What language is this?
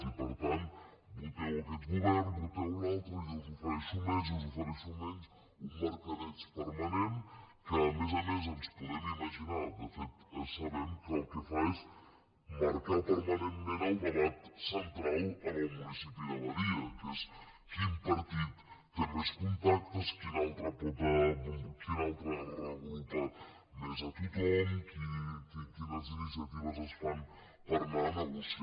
Catalan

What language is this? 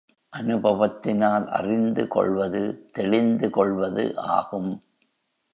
Tamil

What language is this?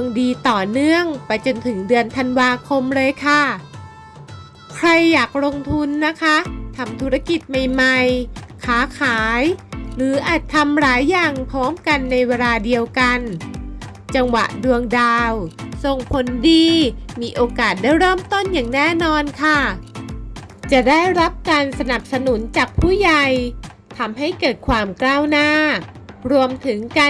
Thai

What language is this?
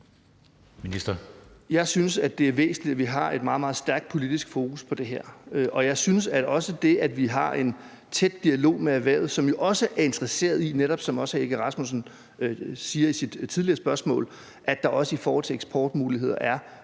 Danish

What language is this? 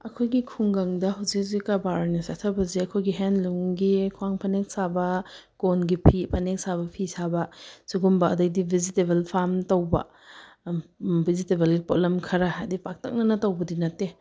Manipuri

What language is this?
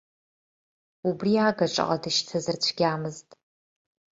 Abkhazian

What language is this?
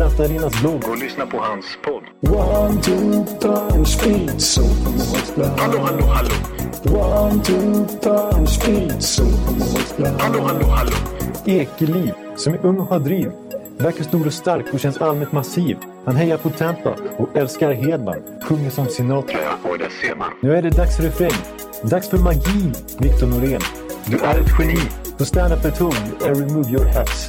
Swedish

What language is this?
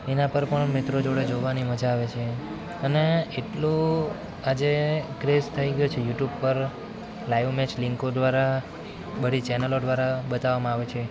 Gujarati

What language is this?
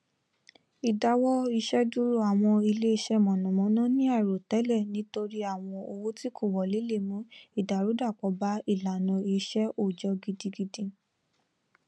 Yoruba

